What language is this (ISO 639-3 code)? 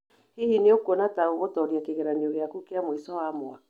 kik